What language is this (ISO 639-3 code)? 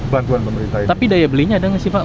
ind